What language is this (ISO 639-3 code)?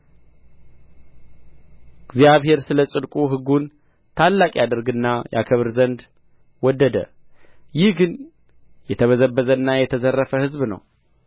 amh